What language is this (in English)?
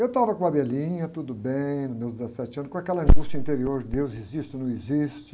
Portuguese